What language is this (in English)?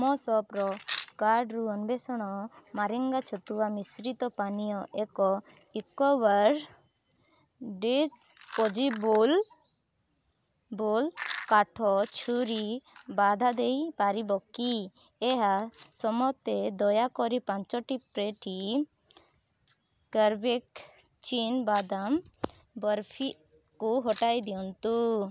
Odia